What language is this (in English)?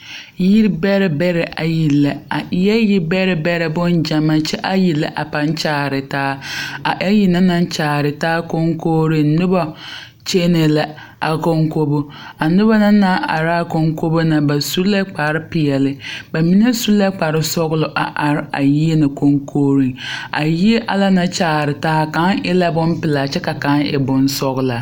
Southern Dagaare